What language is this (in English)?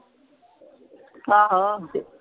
Punjabi